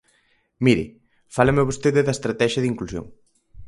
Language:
Galician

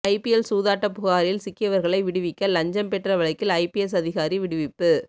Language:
Tamil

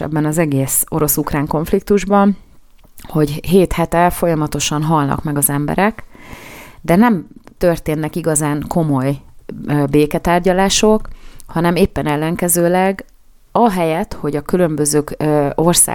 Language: Hungarian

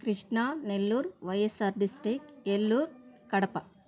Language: Telugu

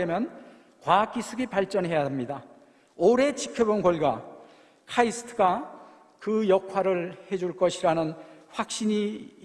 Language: Korean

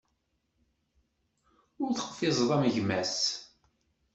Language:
Kabyle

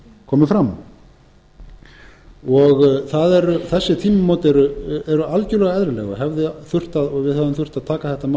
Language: Icelandic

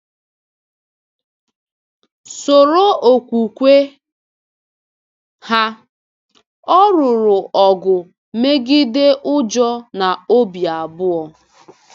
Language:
Igbo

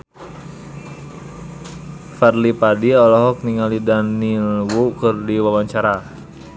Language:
Sundanese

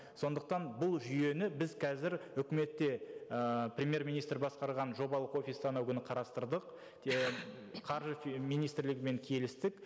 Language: Kazakh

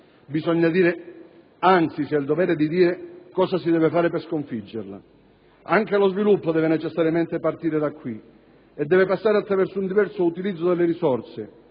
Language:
Italian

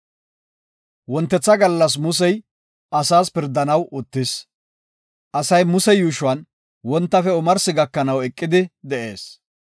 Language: Gofa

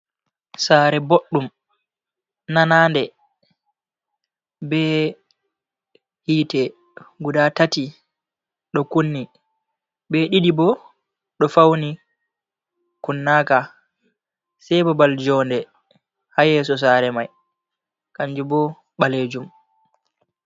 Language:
Fula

